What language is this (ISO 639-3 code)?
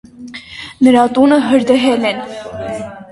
hye